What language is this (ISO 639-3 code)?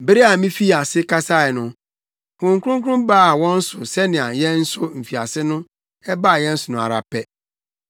aka